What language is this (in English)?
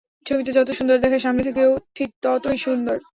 Bangla